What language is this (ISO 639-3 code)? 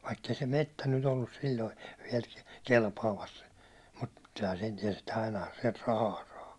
fin